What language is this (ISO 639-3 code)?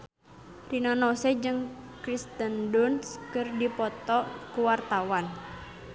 sun